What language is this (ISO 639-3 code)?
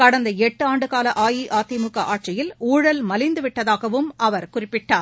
tam